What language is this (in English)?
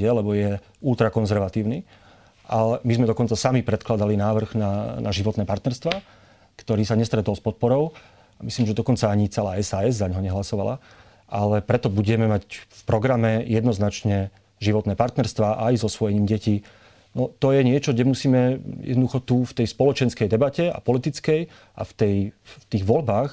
Slovak